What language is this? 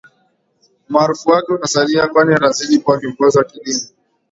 Swahili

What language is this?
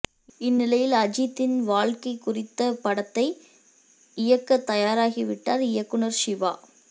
Tamil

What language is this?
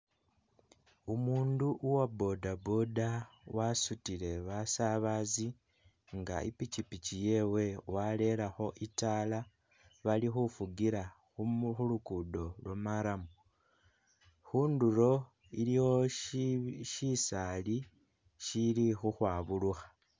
Masaaba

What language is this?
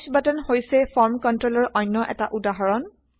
Assamese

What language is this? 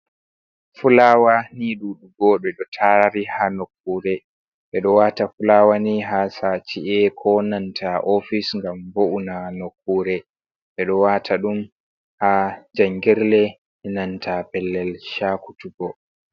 Fula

